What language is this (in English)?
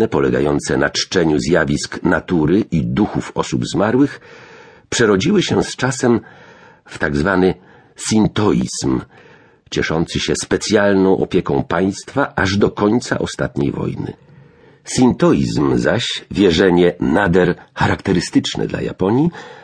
Polish